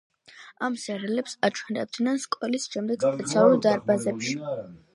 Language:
Georgian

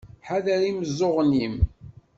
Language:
Kabyle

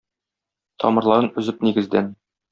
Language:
Tatar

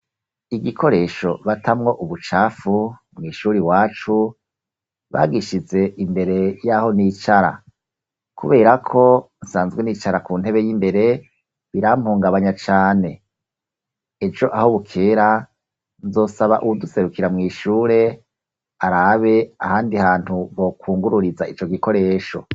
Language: Rundi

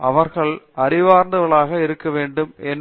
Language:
Tamil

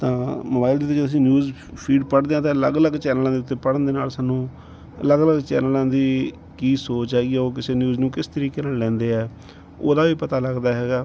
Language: Punjabi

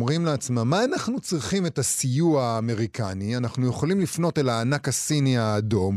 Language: Hebrew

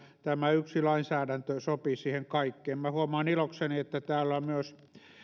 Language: Finnish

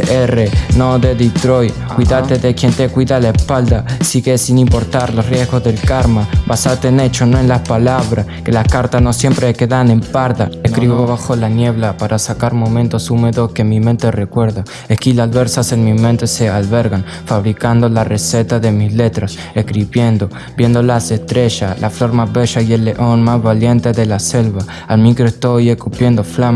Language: Spanish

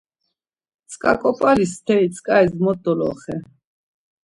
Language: Laz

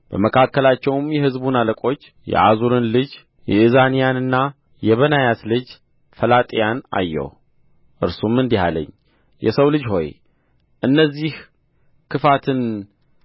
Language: Amharic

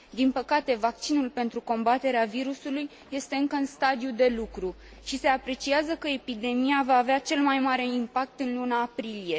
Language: Romanian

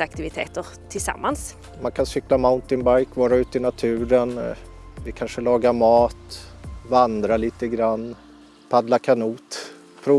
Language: Swedish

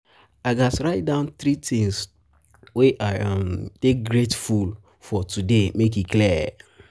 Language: Nigerian Pidgin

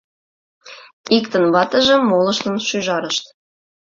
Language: Mari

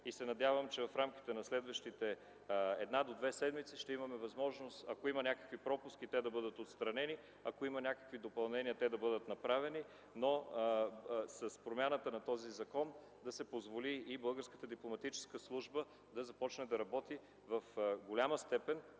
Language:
Bulgarian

